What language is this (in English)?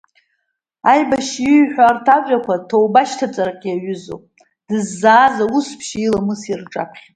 Abkhazian